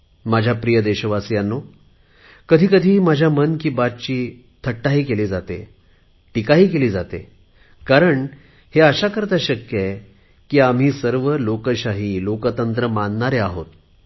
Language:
Marathi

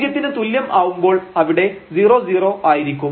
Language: Malayalam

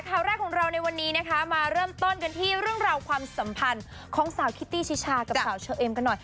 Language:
Thai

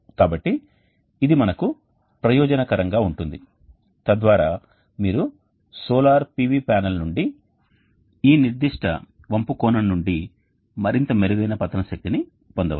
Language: Telugu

